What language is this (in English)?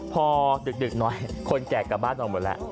Thai